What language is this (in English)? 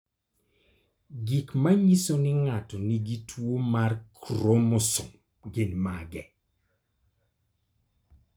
Luo (Kenya and Tanzania)